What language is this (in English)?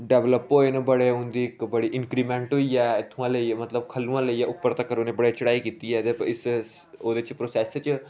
Dogri